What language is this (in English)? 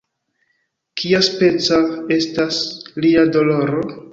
Esperanto